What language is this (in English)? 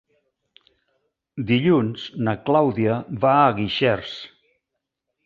Catalan